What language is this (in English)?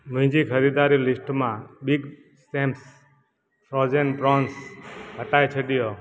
Sindhi